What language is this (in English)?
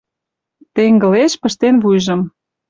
Mari